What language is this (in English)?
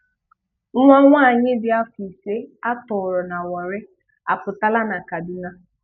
Igbo